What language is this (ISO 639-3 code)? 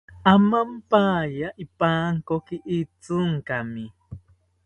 cpy